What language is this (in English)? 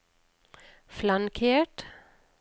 Norwegian